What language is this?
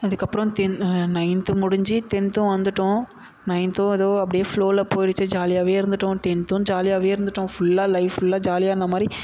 Tamil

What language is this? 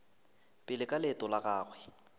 Northern Sotho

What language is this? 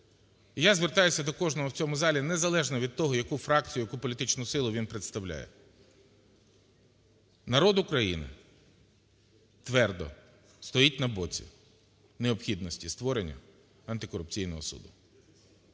Ukrainian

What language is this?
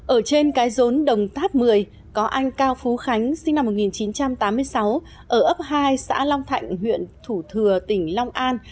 Vietnamese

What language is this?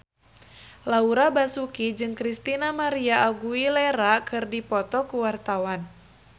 Sundanese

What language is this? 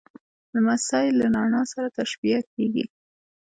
Pashto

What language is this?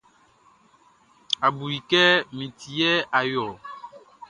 Baoulé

